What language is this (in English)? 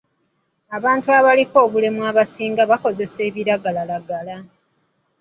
Ganda